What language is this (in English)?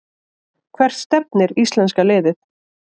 Icelandic